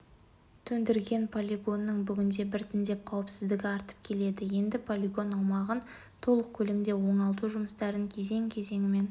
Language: Kazakh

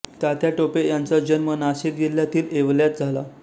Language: Marathi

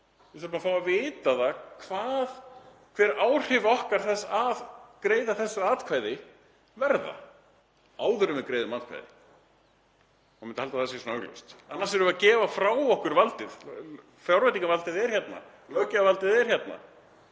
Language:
Icelandic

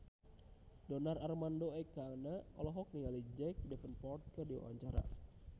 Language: Sundanese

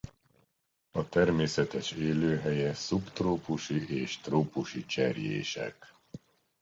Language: Hungarian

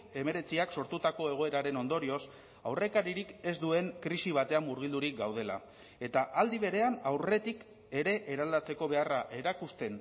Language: Basque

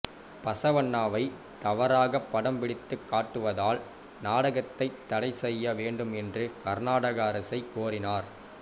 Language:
Tamil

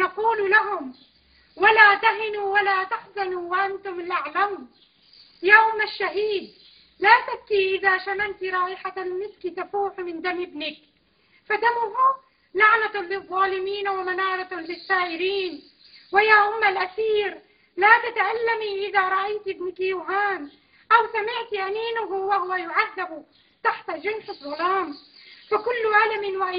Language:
Arabic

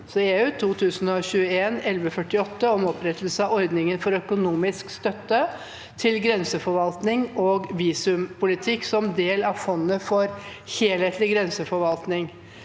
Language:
Norwegian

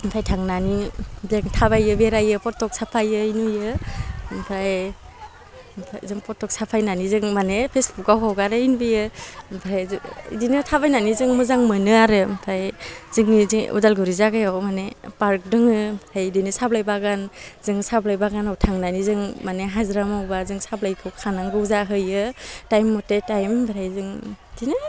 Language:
Bodo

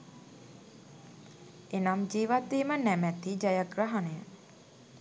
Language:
Sinhala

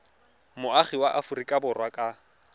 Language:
Tswana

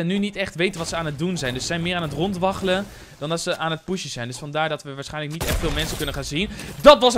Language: Dutch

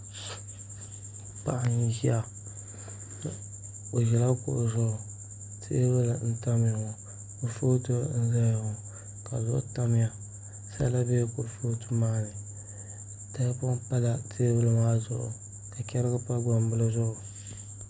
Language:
Dagbani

